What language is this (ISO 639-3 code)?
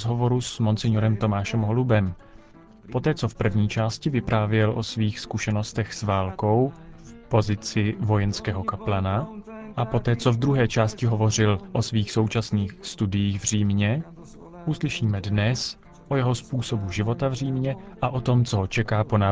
ces